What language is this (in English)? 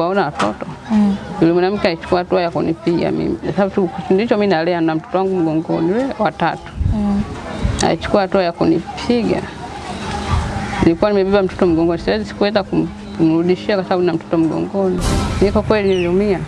Indonesian